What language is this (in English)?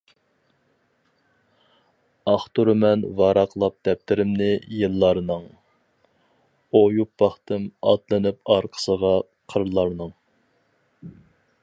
Uyghur